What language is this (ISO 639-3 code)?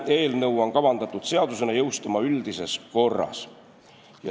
est